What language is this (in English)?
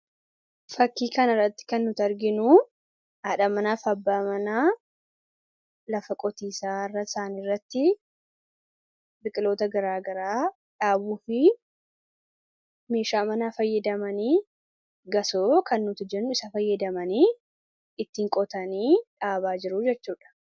Oromo